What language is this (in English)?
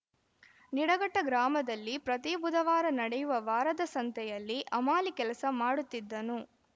Kannada